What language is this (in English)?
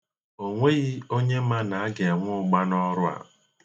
Igbo